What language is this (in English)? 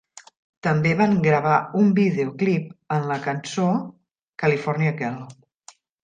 Catalan